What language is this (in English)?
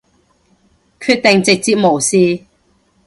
Cantonese